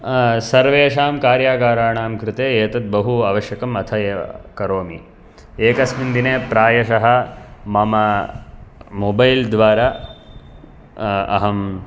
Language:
Sanskrit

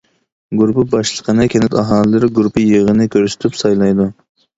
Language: Uyghur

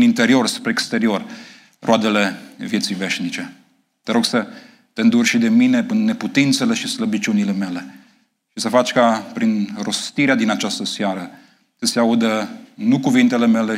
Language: Romanian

